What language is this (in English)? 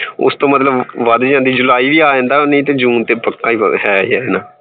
Punjabi